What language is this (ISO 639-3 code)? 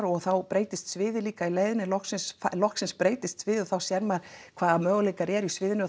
isl